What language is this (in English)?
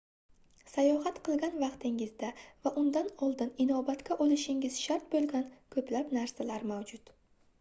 Uzbek